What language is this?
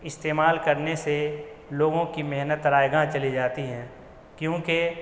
Urdu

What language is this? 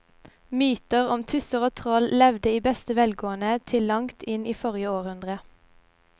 Norwegian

